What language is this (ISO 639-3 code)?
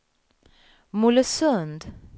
swe